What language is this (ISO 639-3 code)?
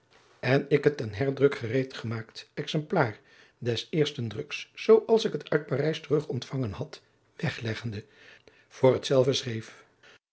nld